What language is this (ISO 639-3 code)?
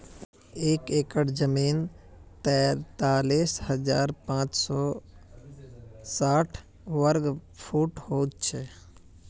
mag